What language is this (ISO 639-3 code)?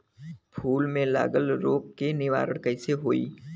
bho